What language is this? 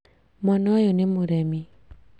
Kikuyu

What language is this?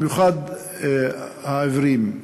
Hebrew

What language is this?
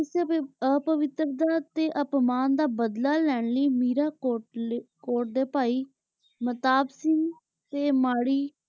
Punjabi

